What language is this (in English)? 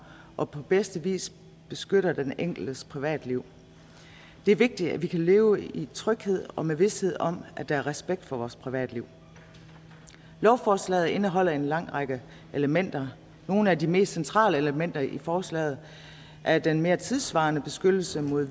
Danish